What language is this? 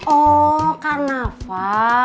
Indonesian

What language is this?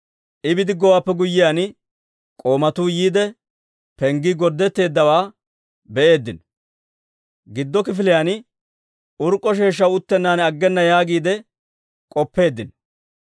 Dawro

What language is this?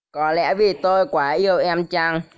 Vietnamese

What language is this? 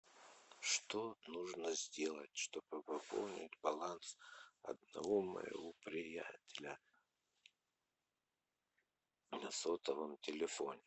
Russian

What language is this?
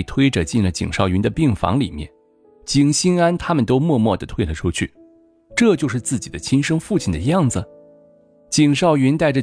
Chinese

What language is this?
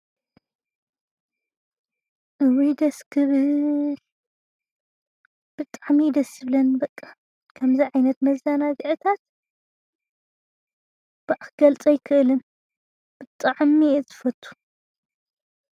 Tigrinya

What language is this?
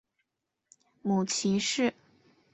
Chinese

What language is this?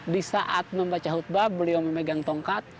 Indonesian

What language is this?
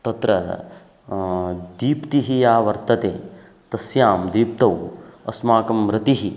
Sanskrit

